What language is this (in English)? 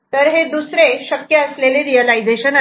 Marathi